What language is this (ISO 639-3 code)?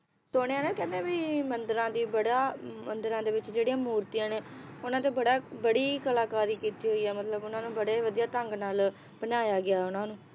pan